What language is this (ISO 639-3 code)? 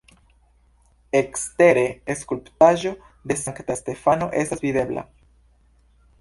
epo